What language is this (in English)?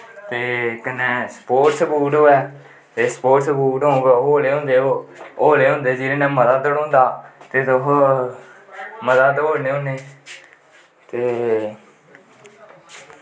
Dogri